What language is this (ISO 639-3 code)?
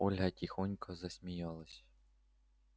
rus